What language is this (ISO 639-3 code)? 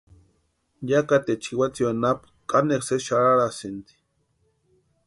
pua